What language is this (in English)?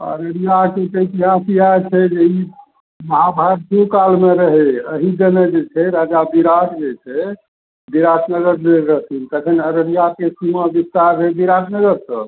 Maithili